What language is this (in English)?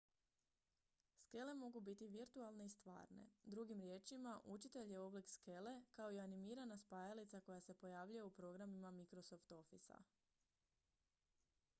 Croatian